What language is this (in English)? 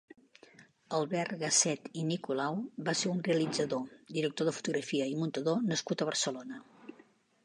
Catalan